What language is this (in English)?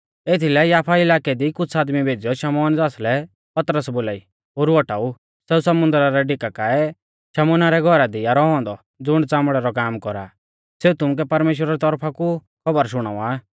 Mahasu Pahari